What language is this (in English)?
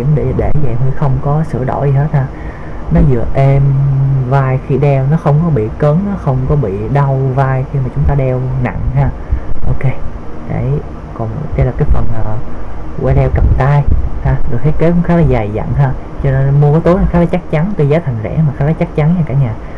Vietnamese